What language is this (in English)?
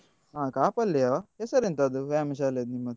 Kannada